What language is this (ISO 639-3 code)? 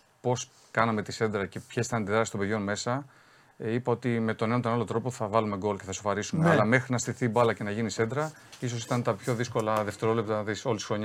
ell